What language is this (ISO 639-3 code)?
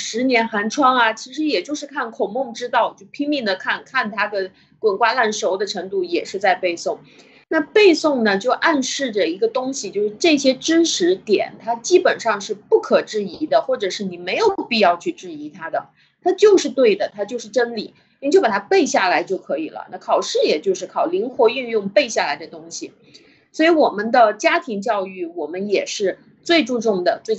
zho